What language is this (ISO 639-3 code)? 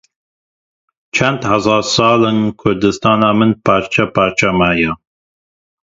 kur